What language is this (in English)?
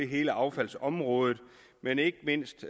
Danish